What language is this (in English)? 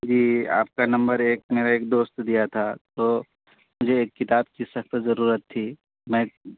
Urdu